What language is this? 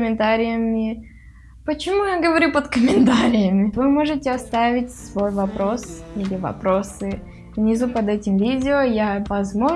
Russian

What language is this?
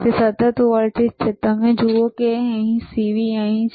Gujarati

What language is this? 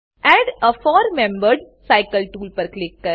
Gujarati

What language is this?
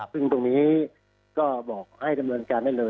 Thai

